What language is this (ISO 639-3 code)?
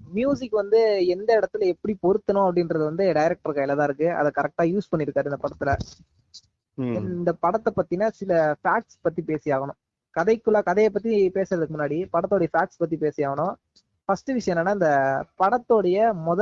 tam